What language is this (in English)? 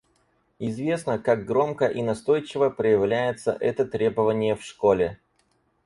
Russian